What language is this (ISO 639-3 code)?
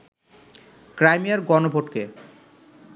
ben